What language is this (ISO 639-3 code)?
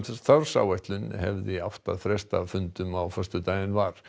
isl